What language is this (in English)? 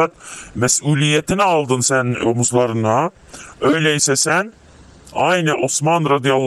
Turkish